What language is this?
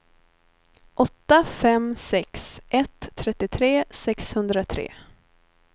Swedish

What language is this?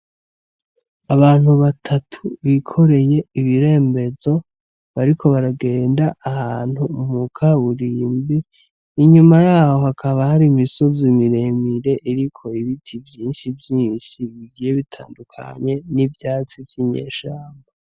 Rundi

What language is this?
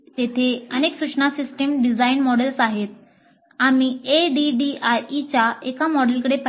Marathi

